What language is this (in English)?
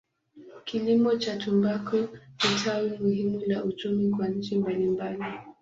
Swahili